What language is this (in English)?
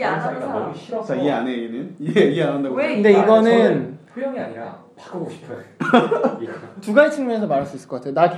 Korean